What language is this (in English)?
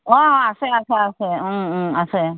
Assamese